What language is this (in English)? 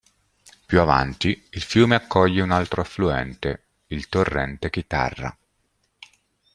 Italian